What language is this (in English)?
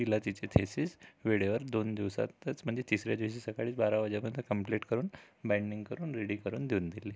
Marathi